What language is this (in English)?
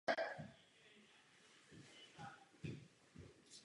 Czech